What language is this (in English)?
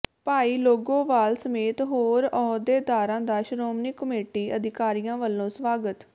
Punjabi